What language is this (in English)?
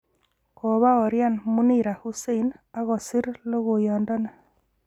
Kalenjin